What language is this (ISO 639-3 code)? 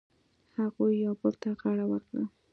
pus